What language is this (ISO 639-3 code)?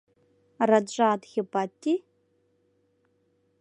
chm